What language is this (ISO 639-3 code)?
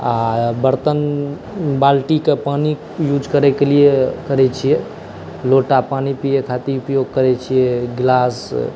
mai